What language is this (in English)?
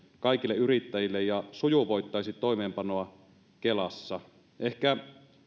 Finnish